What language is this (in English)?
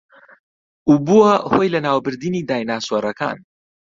Central Kurdish